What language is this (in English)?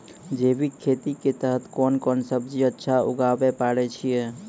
Maithili